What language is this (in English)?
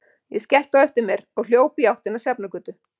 Icelandic